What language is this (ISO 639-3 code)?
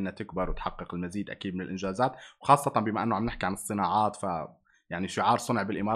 ara